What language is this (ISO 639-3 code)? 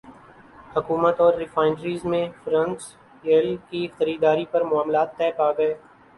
urd